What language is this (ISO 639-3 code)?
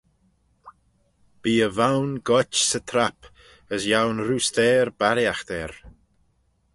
glv